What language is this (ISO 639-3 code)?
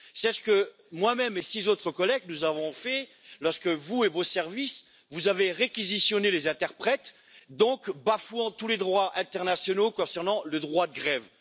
fra